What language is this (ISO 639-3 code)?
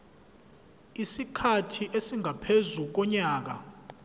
zul